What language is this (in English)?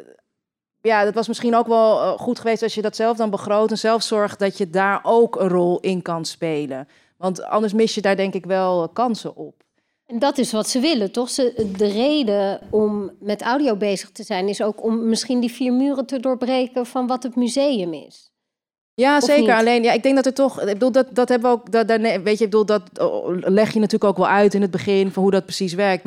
Dutch